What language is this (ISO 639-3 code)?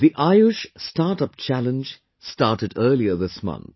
eng